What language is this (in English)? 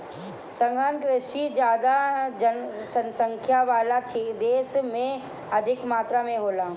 Bhojpuri